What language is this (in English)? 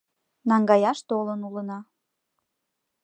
Mari